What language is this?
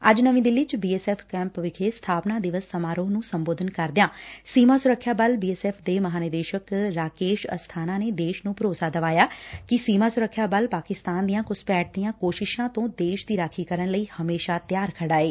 Punjabi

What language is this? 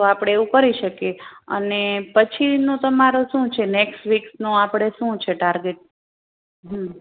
Gujarati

